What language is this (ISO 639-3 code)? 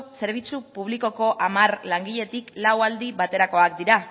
eus